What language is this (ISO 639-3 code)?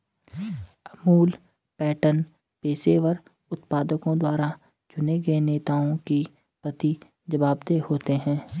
hin